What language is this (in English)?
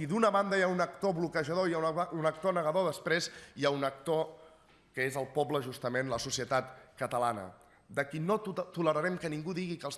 Catalan